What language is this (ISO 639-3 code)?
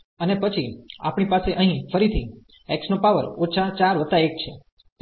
guj